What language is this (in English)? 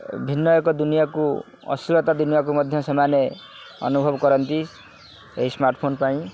Odia